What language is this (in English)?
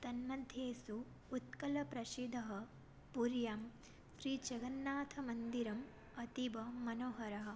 Sanskrit